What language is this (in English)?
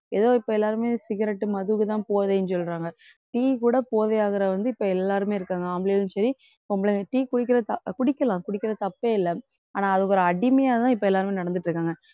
Tamil